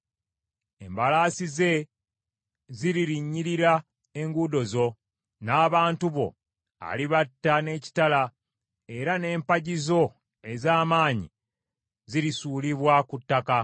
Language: Ganda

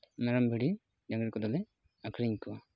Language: Santali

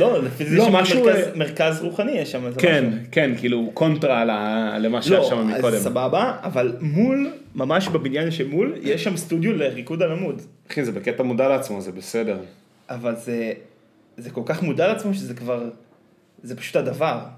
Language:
Hebrew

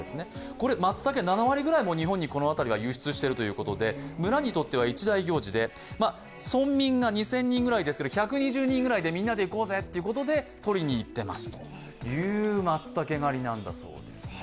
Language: Japanese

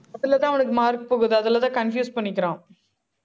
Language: Tamil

